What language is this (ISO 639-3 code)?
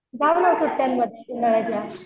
mar